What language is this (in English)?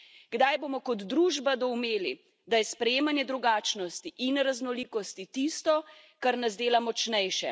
Slovenian